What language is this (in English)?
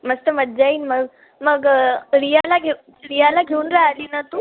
Marathi